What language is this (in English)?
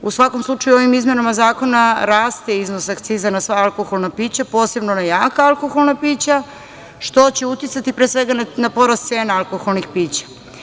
Serbian